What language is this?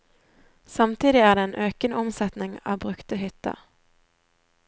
Norwegian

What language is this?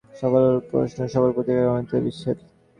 Bangla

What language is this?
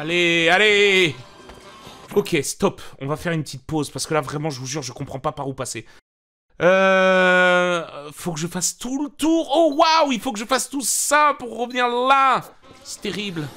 French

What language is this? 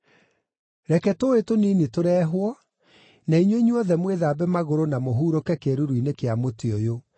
Kikuyu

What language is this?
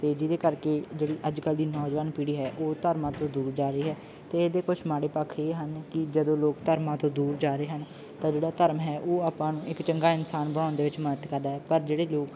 Punjabi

